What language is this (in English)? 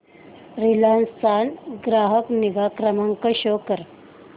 Marathi